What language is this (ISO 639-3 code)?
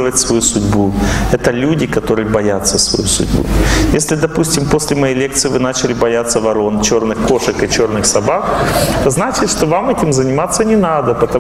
rus